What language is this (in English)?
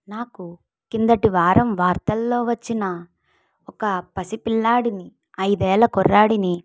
Telugu